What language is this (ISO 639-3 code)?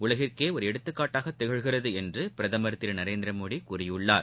tam